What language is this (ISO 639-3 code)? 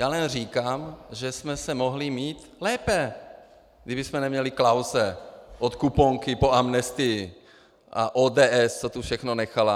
ces